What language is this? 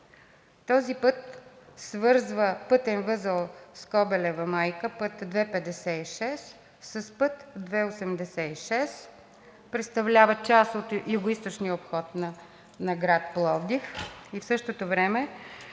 Bulgarian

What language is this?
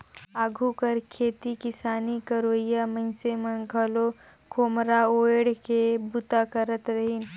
Chhattisgarhi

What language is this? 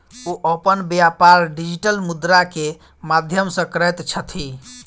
Maithili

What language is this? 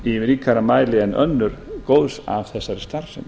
Icelandic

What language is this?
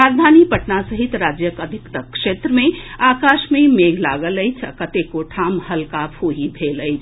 Maithili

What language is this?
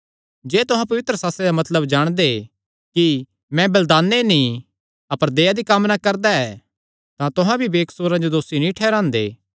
Kangri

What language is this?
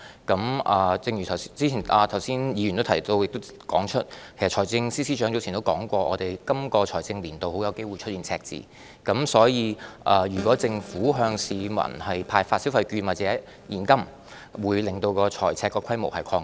Cantonese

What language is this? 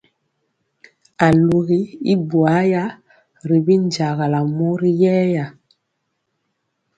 Mpiemo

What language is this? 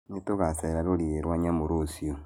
Kikuyu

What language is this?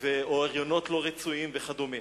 Hebrew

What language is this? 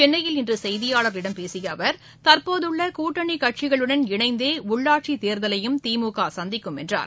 Tamil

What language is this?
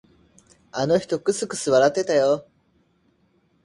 Japanese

